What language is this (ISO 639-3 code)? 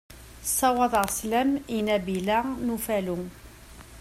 kab